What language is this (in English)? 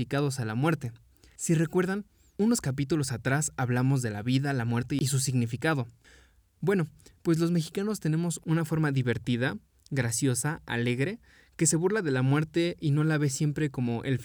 Spanish